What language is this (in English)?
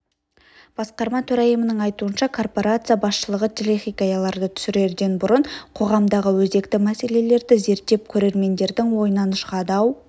Kazakh